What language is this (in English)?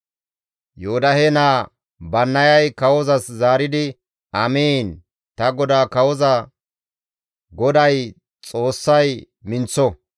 Gamo